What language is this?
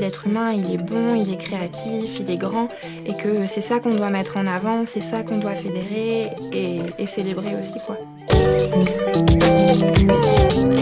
French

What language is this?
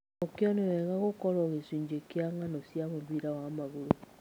Kikuyu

